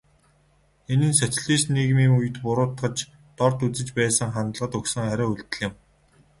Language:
Mongolian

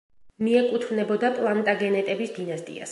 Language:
Georgian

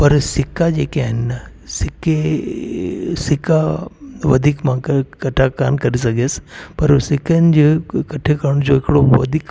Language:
Sindhi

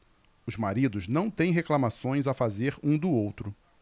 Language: Portuguese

